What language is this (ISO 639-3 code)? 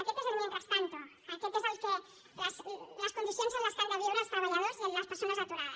cat